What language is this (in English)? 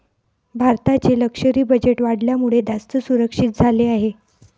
Marathi